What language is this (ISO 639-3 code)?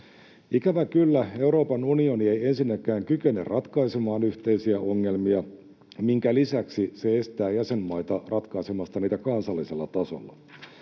fin